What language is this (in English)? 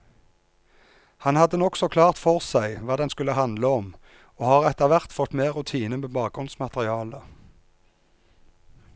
Norwegian